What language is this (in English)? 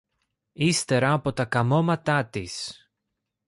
Greek